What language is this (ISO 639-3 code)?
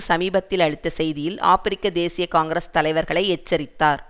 tam